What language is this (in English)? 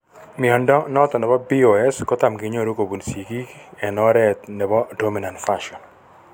Kalenjin